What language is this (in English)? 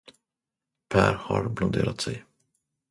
Swedish